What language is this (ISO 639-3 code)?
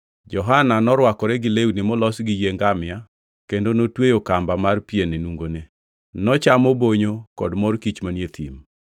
luo